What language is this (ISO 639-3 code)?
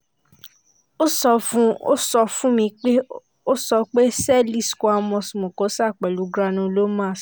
yor